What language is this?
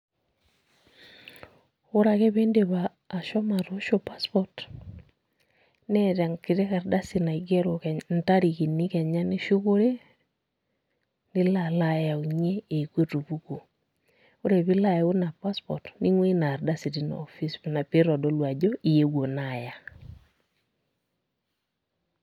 Masai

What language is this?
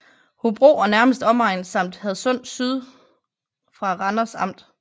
Danish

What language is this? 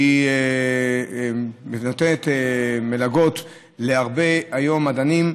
Hebrew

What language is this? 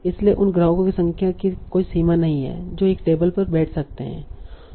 Hindi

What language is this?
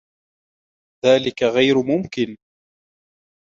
Arabic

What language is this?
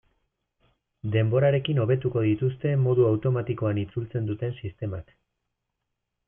Basque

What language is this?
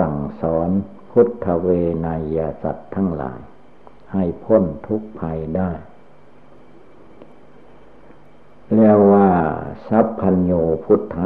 Thai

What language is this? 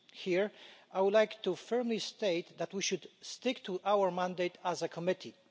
English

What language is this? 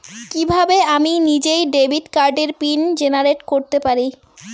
Bangla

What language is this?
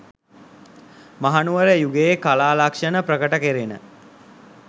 Sinhala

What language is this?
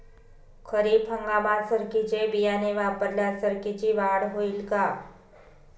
Marathi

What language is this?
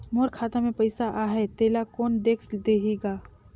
Chhattisgarhi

